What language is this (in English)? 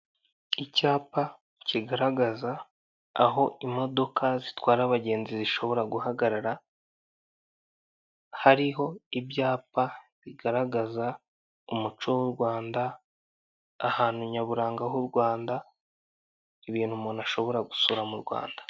Kinyarwanda